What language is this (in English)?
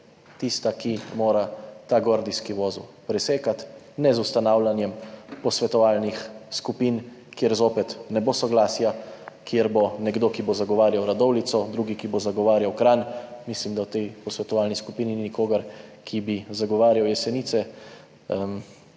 Slovenian